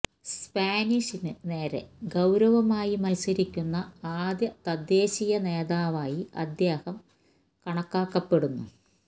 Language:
Malayalam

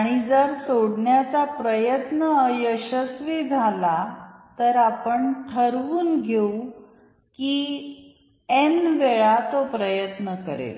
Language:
Marathi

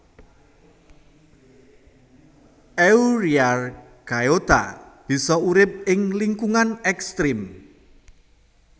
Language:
Javanese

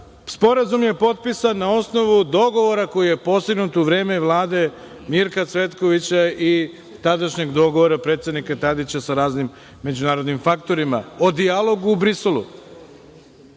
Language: Serbian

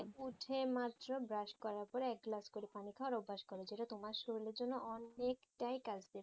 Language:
Bangla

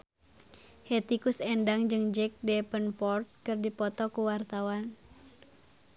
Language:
Sundanese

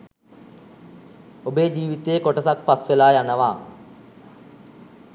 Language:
Sinhala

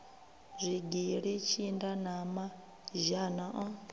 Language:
Venda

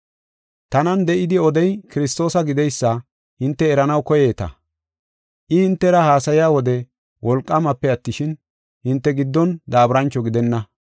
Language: Gofa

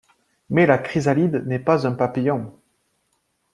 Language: French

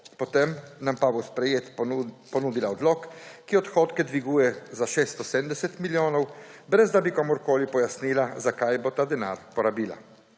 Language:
Slovenian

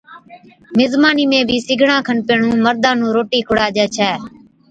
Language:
Od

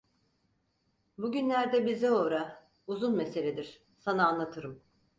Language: Turkish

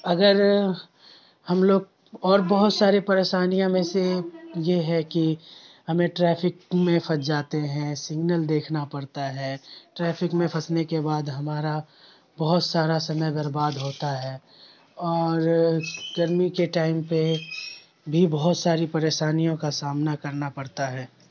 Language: Urdu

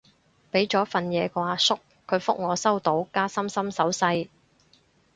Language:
Cantonese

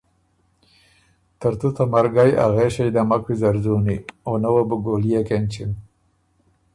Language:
Ormuri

